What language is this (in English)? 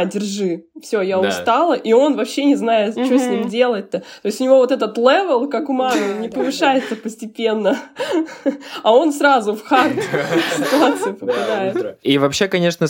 Russian